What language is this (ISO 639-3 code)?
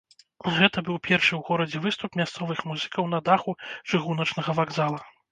bel